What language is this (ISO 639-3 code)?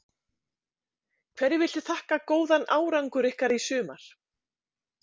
isl